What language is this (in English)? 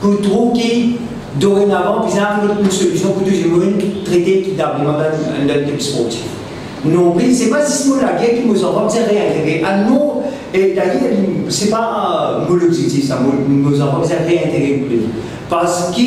French